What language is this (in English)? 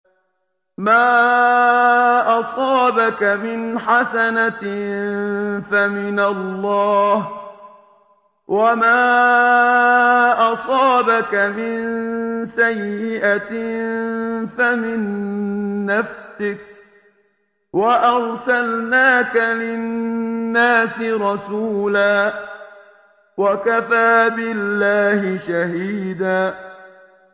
Arabic